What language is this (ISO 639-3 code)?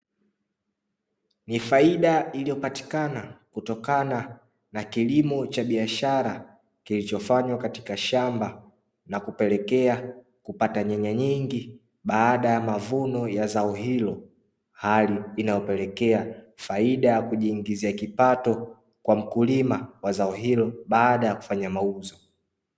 swa